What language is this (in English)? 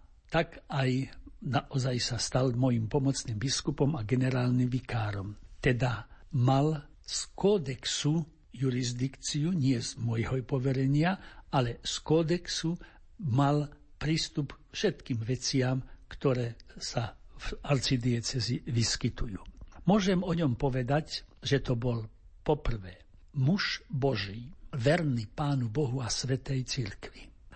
Slovak